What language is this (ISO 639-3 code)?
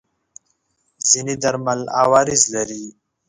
pus